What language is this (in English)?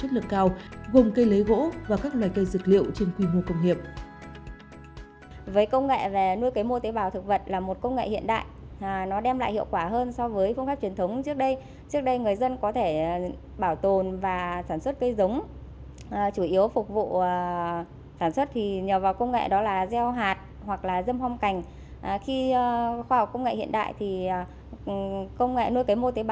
Vietnamese